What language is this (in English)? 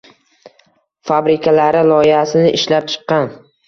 Uzbek